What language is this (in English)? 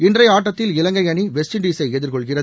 Tamil